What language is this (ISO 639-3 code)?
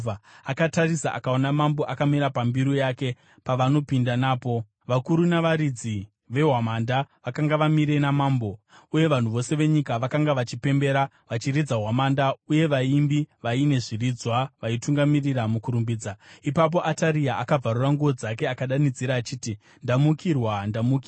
sna